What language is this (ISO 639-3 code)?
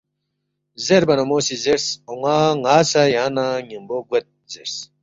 bft